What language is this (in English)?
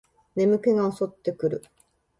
Japanese